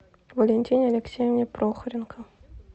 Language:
Russian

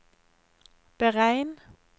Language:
Norwegian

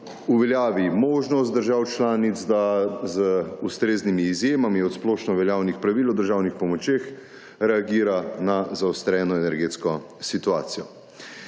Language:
Slovenian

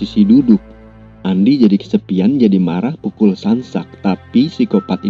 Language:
Indonesian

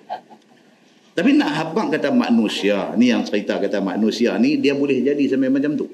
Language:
Malay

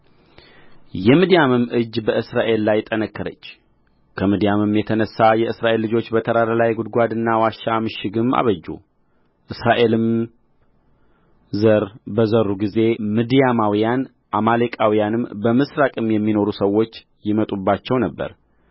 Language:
Amharic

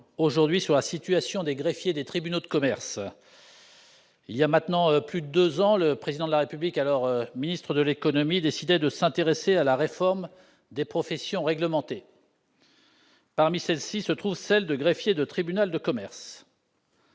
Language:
French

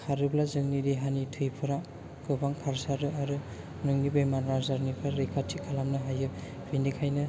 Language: Bodo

